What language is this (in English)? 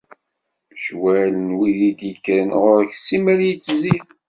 Kabyle